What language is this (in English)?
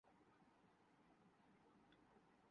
Urdu